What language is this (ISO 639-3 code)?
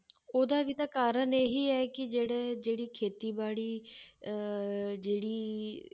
pan